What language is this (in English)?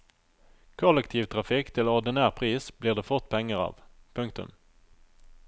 Norwegian